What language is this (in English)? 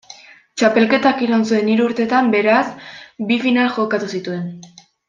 Basque